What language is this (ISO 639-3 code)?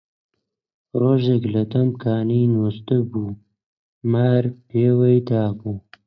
ckb